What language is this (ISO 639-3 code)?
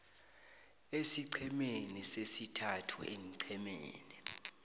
nbl